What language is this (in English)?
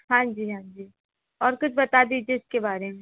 Hindi